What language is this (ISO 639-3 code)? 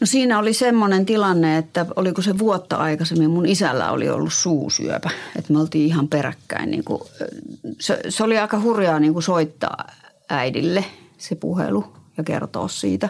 fin